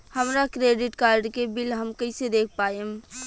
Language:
Bhojpuri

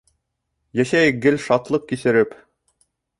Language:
Bashkir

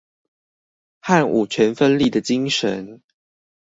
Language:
Chinese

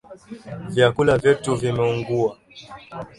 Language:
Swahili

